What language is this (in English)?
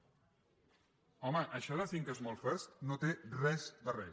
Catalan